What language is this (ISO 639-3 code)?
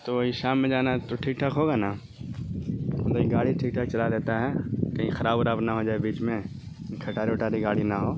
urd